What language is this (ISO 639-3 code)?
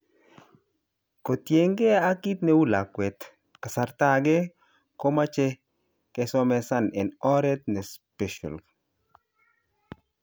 kln